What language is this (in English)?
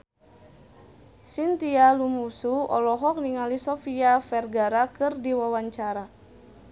Sundanese